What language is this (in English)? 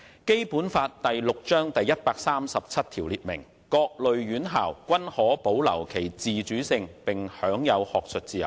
Cantonese